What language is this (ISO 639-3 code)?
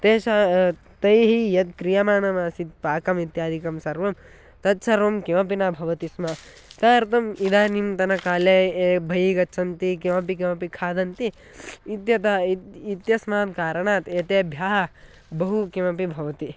san